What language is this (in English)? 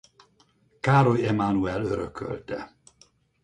Hungarian